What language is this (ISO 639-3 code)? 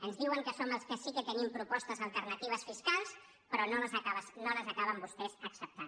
cat